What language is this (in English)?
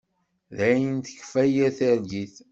Kabyle